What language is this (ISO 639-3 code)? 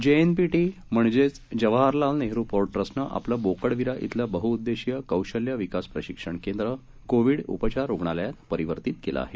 mar